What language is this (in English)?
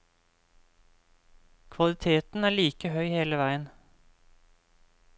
Norwegian